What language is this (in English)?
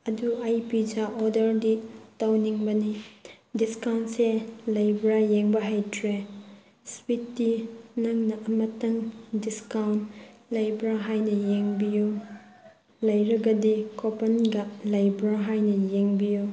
Manipuri